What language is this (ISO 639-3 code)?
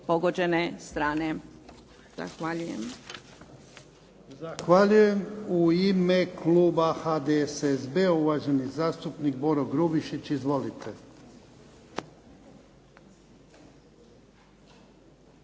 hrv